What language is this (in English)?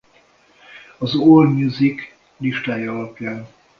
Hungarian